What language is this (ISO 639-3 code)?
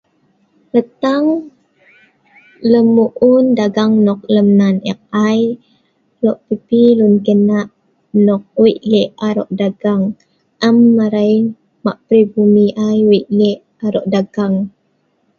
snv